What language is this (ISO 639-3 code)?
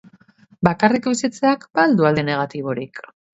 eus